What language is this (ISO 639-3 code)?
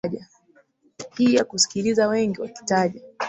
swa